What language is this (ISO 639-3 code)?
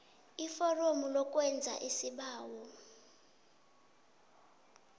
nbl